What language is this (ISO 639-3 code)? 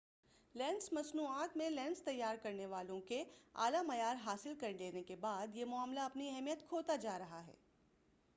urd